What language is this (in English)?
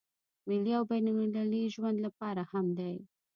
Pashto